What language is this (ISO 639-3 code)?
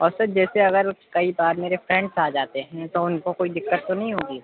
urd